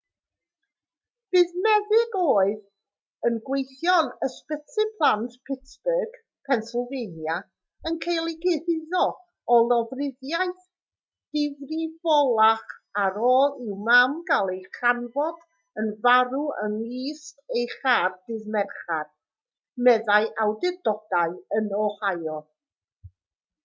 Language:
Welsh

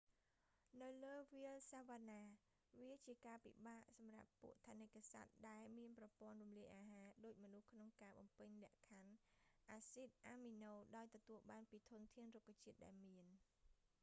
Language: Khmer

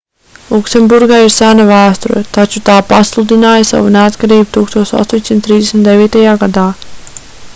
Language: Latvian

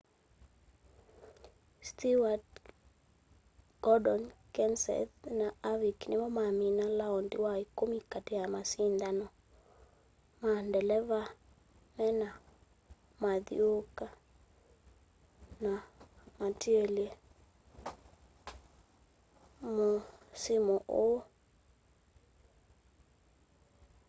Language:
Kamba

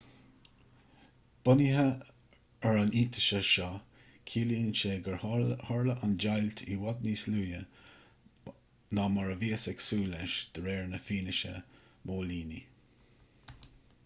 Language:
Irish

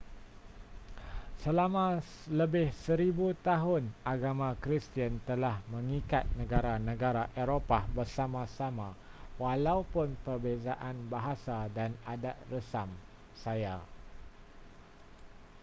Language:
Malay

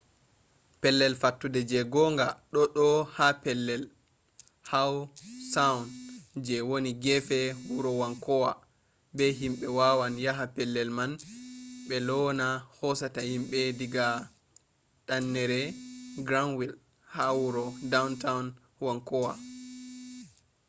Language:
Fula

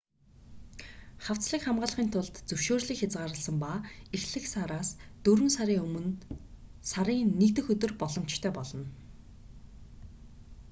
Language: Mongolian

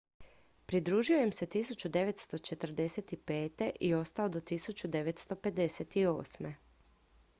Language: Croatian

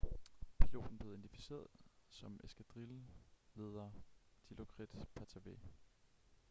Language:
Danish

